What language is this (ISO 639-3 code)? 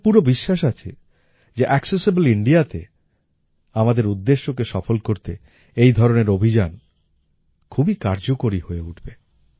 ben